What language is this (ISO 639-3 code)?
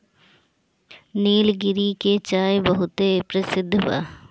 bho